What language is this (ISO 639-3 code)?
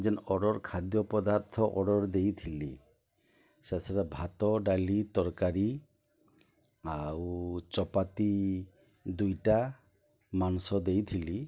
ori